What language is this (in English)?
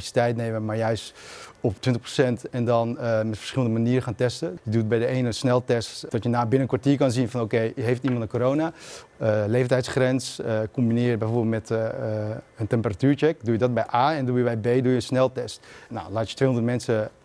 Dutch